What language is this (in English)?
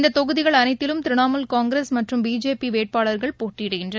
Tamil